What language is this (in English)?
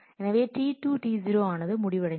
Tamil